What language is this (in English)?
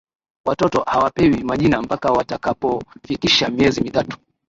Swahili